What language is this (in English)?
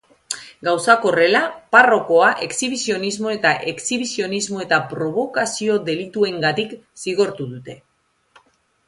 Basque